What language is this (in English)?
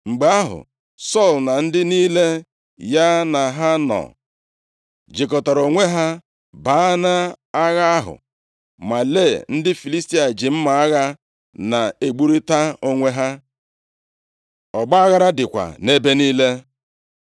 Igbo